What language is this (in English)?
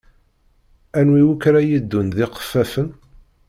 Kabyle